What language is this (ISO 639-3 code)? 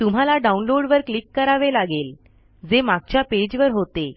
mar